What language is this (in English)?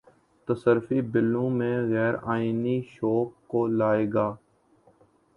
Urdu